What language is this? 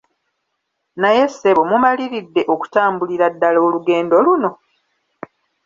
Ganda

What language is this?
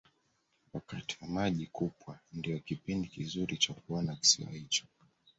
Swahili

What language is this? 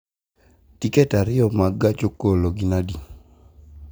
Luo (Kenya and Tanzania)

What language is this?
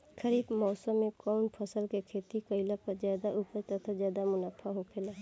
Bhojpuri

